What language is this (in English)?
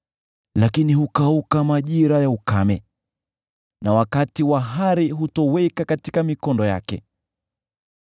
Swahili